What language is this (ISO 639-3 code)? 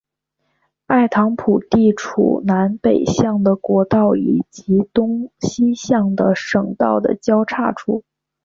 zho